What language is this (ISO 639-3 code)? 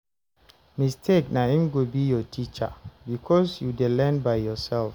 pcm